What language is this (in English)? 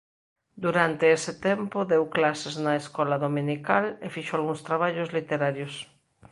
Galician